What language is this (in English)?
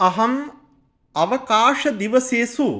Sanskrit